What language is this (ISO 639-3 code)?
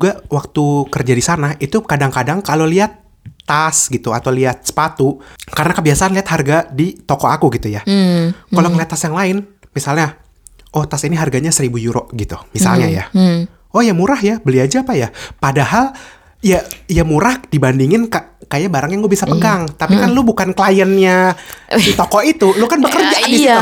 ind